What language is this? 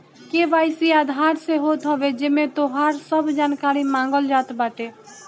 Bhojpuri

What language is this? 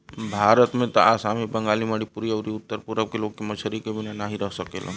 Bhojpuri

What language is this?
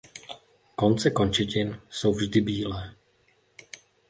Czech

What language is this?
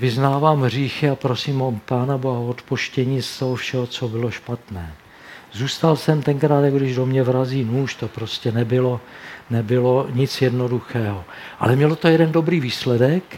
Czech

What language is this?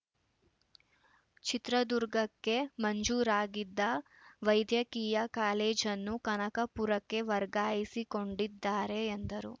Kannada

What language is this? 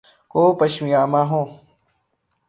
Urdu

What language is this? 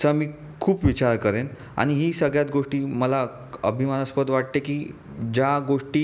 Marathi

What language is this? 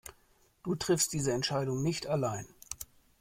German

